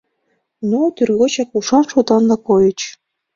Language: Mari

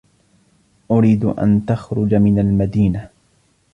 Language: Arabic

